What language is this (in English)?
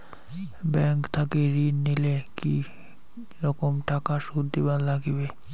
Bangla